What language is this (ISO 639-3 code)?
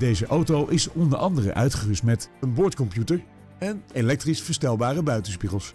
nld